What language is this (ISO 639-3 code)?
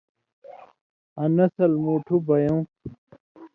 mvy